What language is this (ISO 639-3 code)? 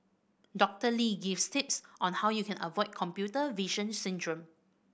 eng